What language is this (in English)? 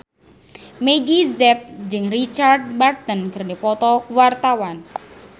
Sundanese